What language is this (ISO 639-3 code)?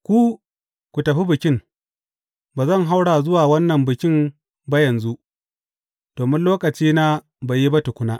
hau